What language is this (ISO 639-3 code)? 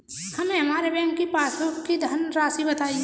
hin